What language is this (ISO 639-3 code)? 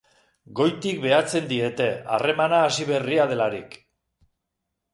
eus